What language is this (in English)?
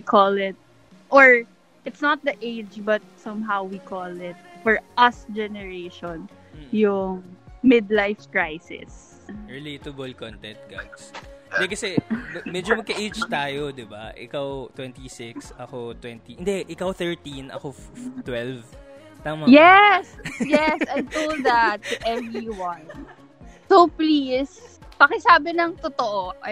Filipino